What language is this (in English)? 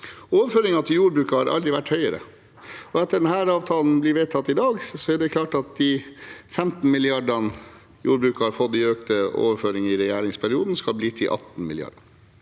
Norwegian